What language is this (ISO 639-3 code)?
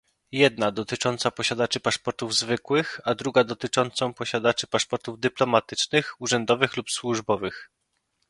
pol